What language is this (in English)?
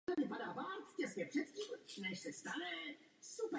Czech